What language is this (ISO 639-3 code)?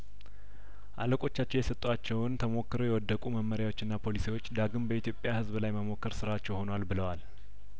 amh